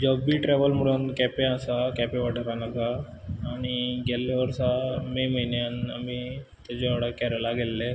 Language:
Konkani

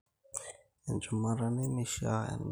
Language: Masai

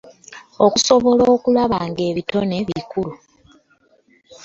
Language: Ganda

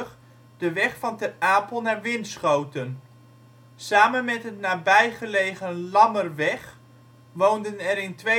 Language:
Dutch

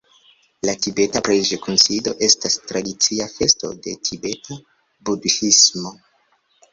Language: Esperanto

